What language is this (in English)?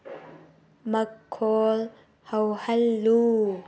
Manipuri